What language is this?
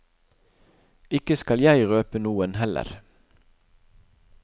Norwegian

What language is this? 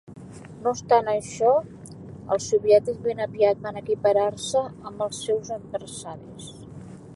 Catalan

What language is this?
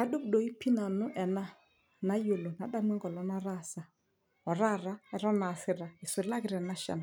Masai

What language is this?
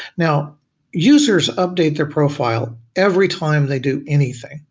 English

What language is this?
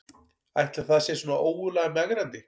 Icelandic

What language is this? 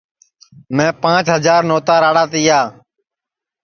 Sansi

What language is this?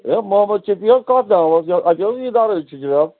Kashmiri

